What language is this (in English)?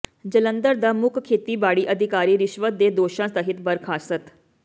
Punjabi